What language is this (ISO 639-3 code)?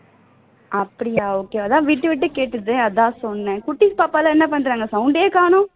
tam